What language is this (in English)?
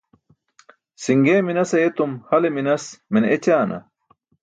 Burushaski